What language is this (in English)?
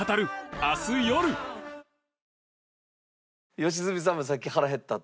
Japanese